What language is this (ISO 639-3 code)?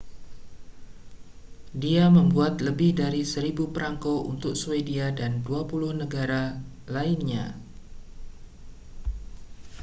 ind